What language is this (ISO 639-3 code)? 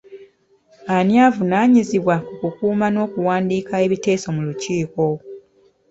lug